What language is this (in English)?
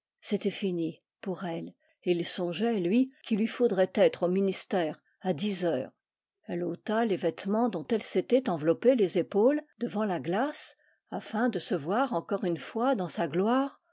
French